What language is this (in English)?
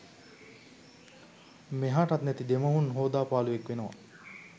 Sinhala